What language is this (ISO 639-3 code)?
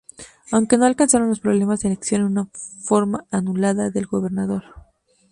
spa